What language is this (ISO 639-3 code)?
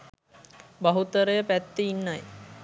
sin